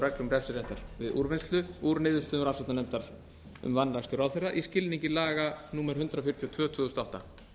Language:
Icelandic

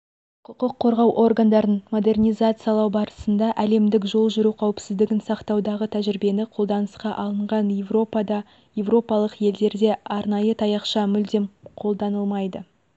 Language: Kazakh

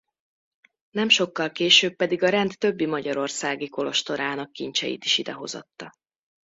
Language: Hungarian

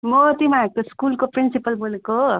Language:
Nepali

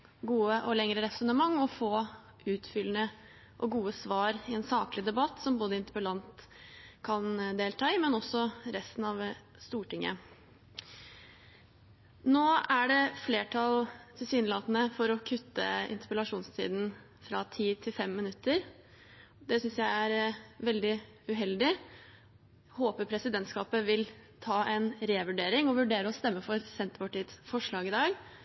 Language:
Norwegian Bokmål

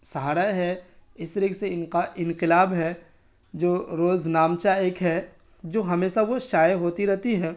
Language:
Urdu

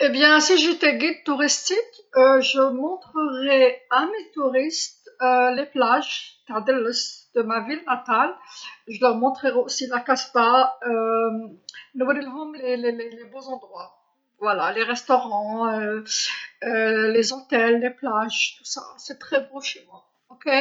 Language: Algerian Arabic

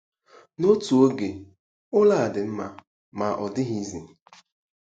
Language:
Igbo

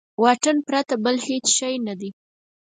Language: Pashto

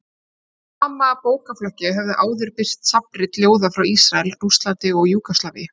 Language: Icelandic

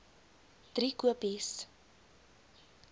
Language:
Afrikaans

